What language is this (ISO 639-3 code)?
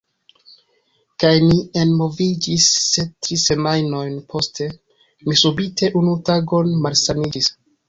epo